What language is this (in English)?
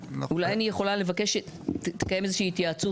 Hebrew